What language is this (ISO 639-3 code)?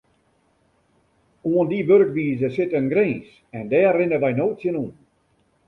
fry